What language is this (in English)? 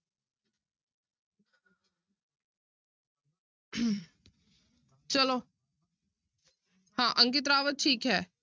Punjabi